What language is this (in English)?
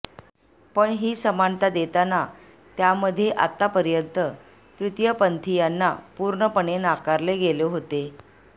Marathi